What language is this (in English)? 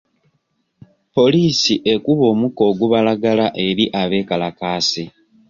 Ganda